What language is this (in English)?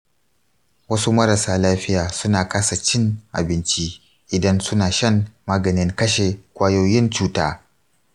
Hausa